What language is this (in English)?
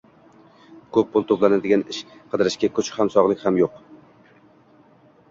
Uzbek